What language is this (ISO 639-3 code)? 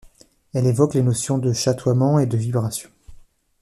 fra